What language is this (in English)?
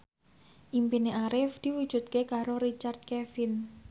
Javanese